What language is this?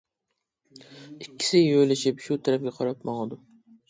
Uyghur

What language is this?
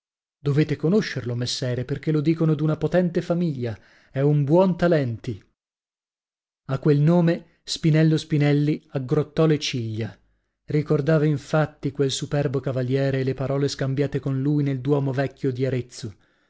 Italian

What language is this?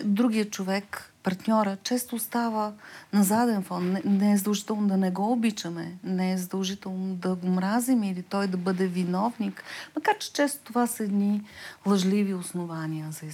Bulgarian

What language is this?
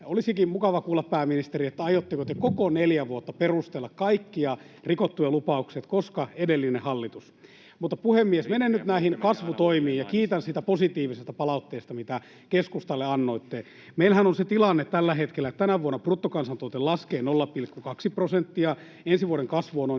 Finnish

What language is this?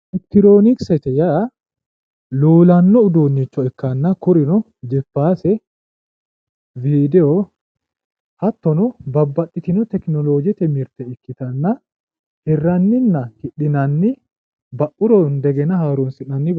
Sidamo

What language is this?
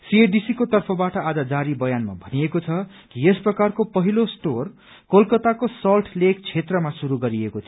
Nepali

